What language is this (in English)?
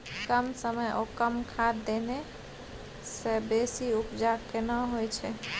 Maithili